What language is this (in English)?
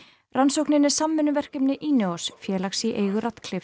Icelandic